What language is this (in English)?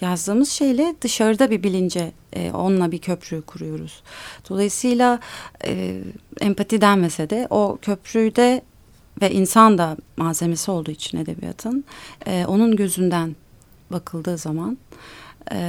Turkish